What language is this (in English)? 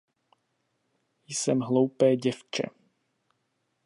Czech